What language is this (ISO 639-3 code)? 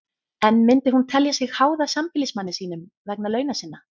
isl